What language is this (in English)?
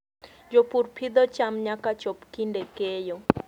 Luo (Kenya and Tanzania)